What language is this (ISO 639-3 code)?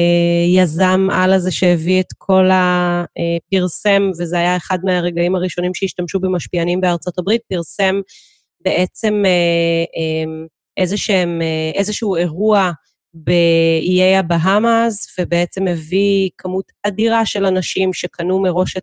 heb